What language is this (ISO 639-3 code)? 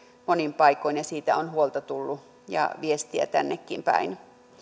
fin